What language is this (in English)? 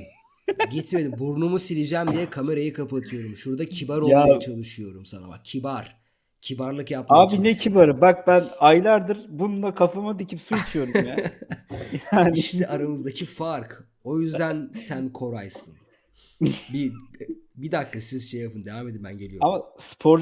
Turkish